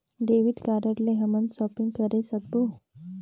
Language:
Chhattisgarhi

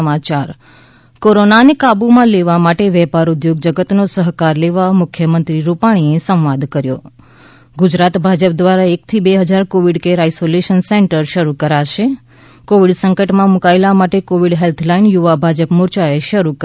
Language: Gujarati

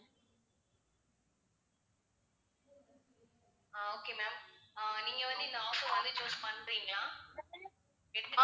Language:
Tamil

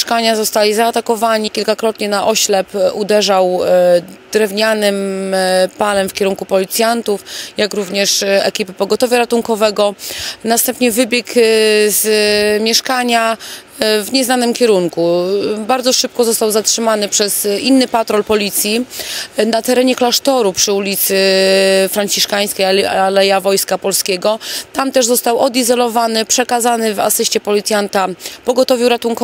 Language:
Polish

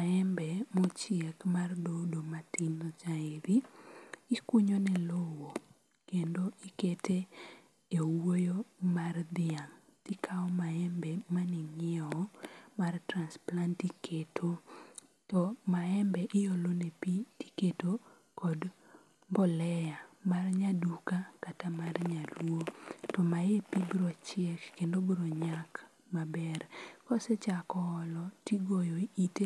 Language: Luo (Kenya and Tanzania)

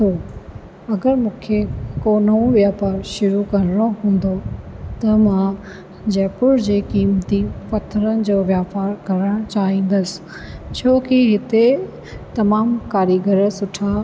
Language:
Sindhi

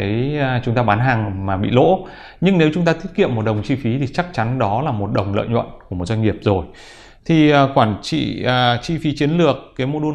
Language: Vietnamese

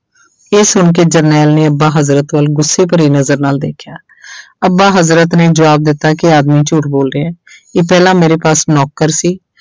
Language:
Punjabi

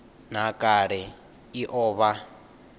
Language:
Venda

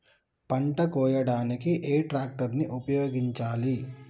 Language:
Telugu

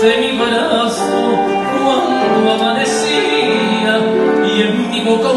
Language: Arabic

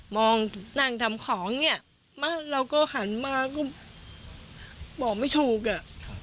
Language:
Thai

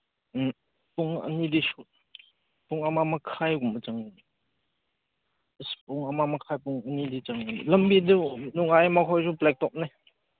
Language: Manipuri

